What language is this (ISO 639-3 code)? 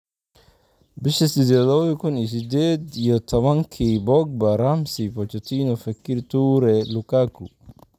som